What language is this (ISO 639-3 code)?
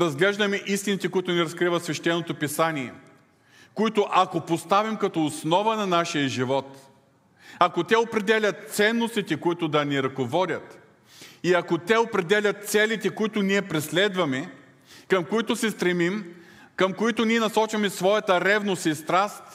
bul